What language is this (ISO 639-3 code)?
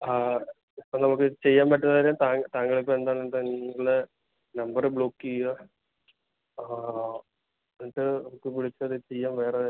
mal